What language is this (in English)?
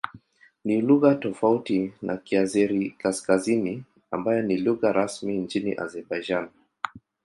Swahili